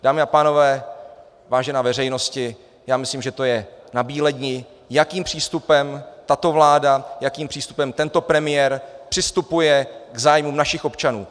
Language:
Czech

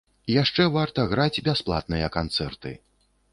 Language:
Belarusian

